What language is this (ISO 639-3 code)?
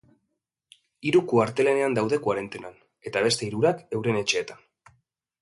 eus